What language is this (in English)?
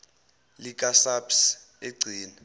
Zulu